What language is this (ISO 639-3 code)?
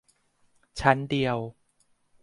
tha